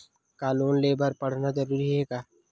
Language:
Chhattisgarhi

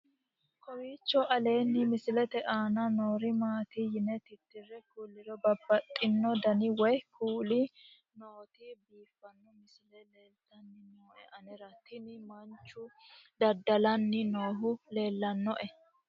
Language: Sidamo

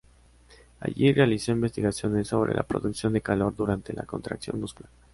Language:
Spanish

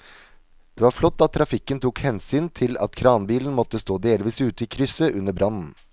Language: Norwegian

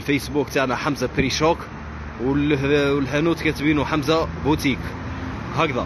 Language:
Arabic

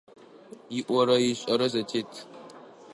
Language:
Adyghe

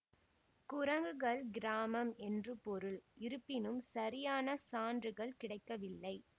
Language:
Tamil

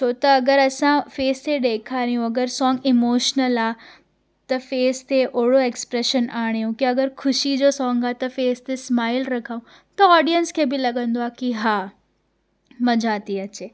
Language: Sindhi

